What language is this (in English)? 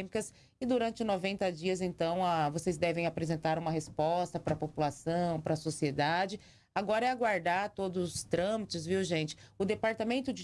Portuguese